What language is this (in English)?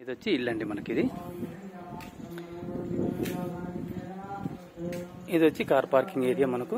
Telugu